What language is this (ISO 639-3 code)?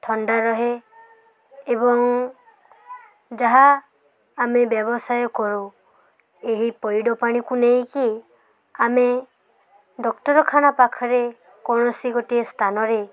ori